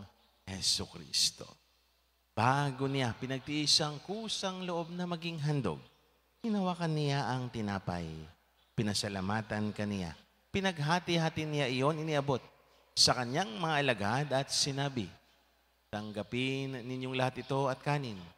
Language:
Filipino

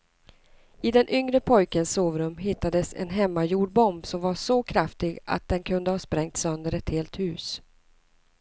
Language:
Swedish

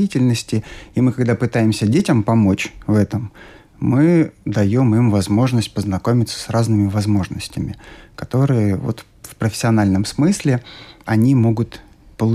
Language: Russian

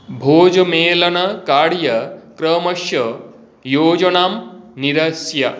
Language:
Sanskrit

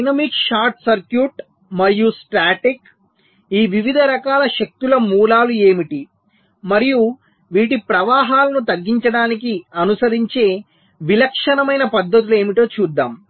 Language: Telugu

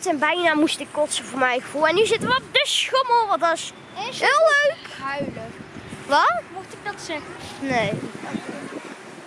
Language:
Dutch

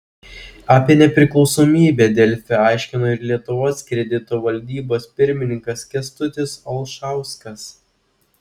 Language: Lithuanian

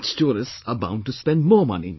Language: English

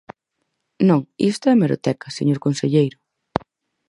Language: Galician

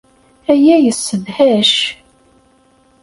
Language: Kabyle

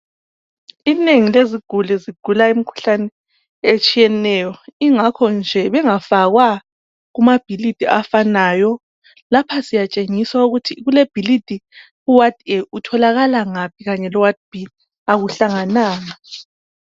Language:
North Ndebele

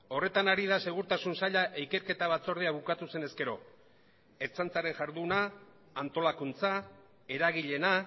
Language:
Basque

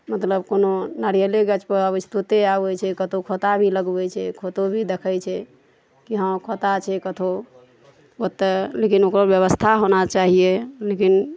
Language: Maithili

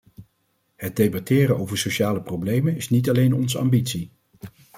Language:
Dutch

